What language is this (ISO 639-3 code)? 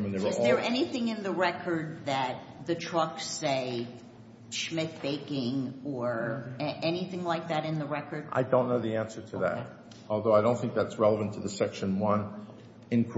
eng